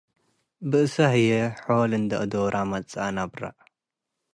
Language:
Tigre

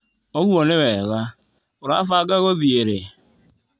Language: Kikuyu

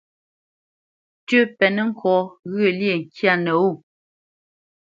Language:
Bamenyam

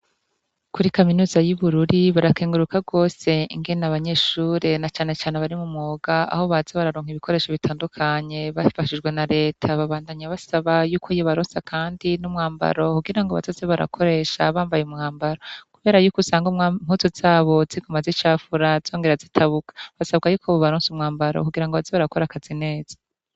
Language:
Rundi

